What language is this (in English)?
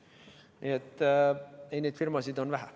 Estonian